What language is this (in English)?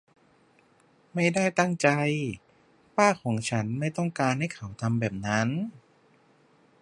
Thai